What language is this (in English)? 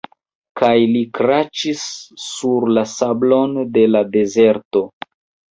Esperanto